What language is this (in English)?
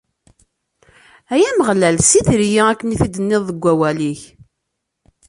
Kabyle